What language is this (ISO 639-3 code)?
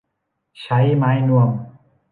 tha